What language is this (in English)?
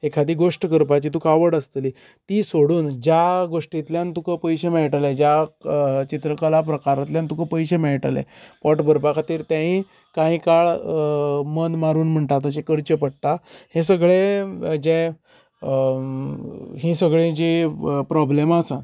Konkani